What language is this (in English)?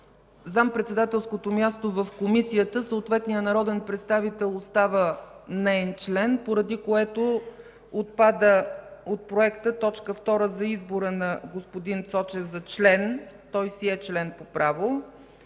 Bulgarian